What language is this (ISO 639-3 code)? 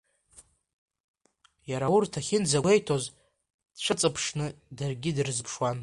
abk